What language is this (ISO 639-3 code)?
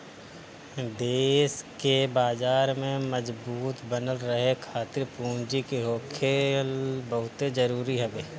bho